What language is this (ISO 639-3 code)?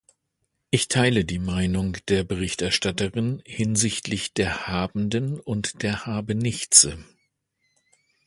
deu